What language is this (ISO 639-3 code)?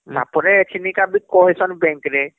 ori